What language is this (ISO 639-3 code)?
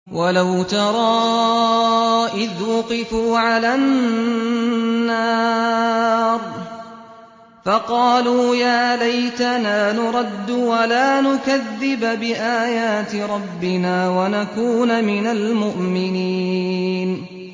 ara